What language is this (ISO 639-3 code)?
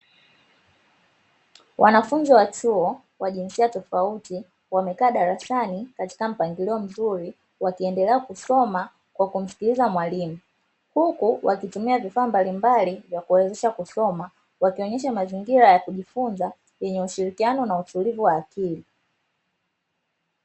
swa